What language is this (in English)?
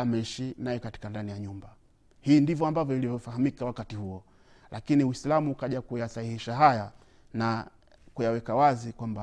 Swahili